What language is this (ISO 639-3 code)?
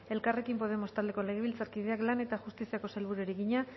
eus